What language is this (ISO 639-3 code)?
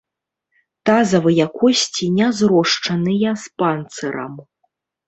bel